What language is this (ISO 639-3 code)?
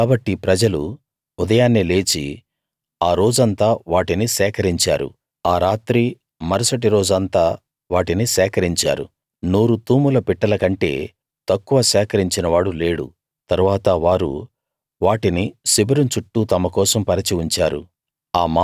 tel